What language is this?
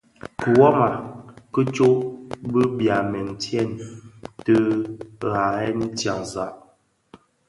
Bafia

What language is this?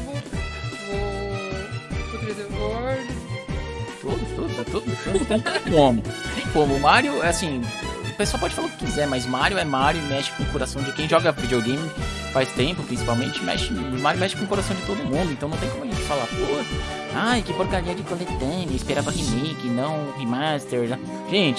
Portuguese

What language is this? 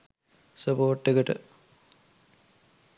Sinhala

